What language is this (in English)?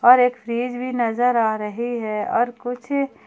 Hindi